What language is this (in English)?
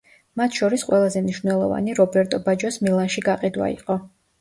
Georgian